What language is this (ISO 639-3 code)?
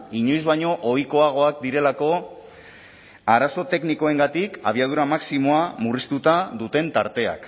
eus